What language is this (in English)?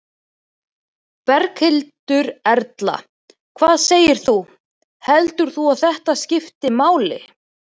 Icelandic